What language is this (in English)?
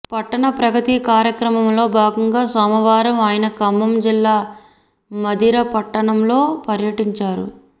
Telugu